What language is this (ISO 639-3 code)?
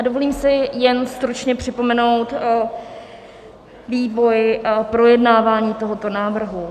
ces